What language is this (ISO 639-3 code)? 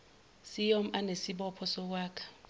zul